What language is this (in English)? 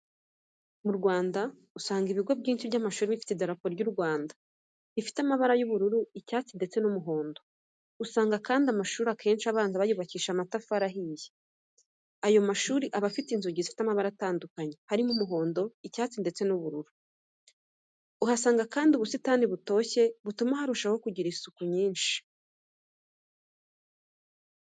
Kinyarwanda